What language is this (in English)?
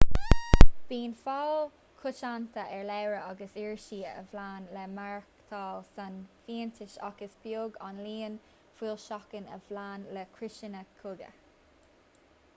Irish